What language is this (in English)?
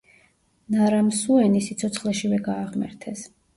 Georgian